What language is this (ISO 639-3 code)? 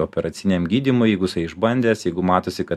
lit